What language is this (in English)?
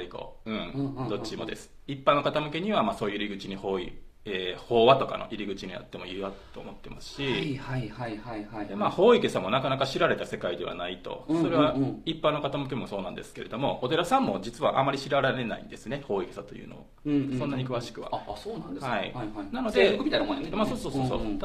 Japanese